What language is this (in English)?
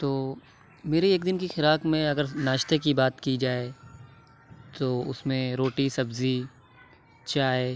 Urdu